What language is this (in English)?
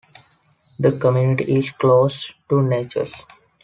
English